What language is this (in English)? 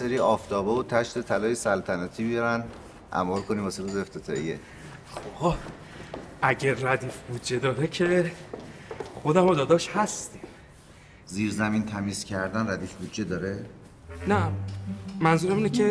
Persian